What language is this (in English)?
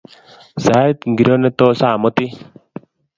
Kalenjin